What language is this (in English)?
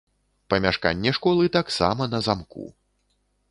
Belarusian